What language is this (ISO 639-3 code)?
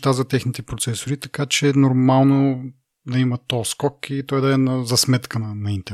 bul